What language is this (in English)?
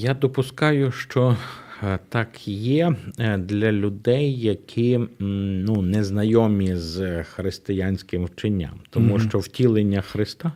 Ukrainian